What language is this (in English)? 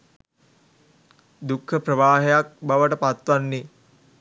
Sinhala